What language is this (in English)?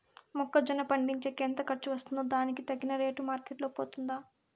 Telugu